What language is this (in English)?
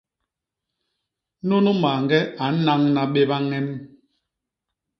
Basaa